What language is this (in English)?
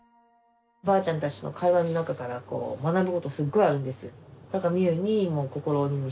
Japanese